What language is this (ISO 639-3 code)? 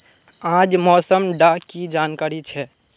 mag